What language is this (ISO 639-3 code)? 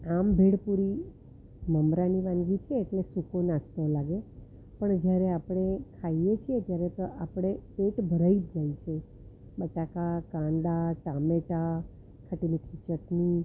guj